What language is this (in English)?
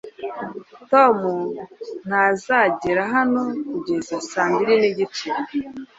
Kinyarwanda